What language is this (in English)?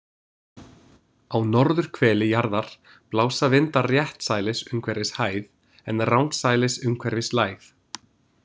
Icelandic